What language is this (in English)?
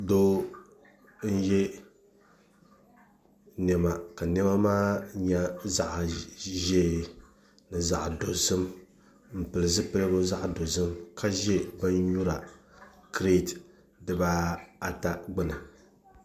Dagbani